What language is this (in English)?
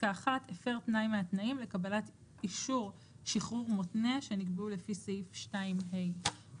Hebrew